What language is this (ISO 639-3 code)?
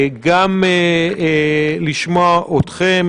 heb